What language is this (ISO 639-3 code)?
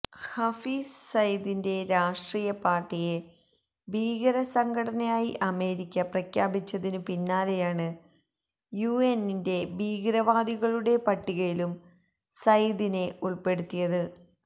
mal